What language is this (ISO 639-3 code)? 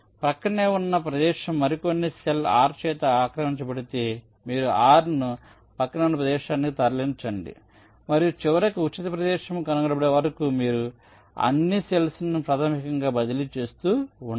tel